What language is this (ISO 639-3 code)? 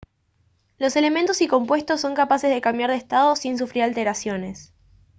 spa